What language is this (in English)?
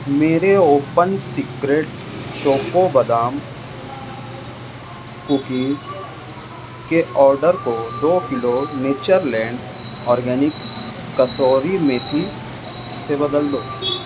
Urdu